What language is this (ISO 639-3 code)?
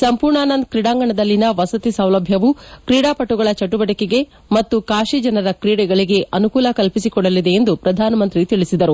kan